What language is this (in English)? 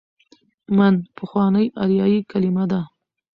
Pashto